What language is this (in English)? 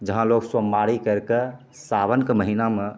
Maithili